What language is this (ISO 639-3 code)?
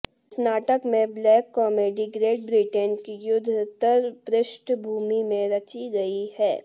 hin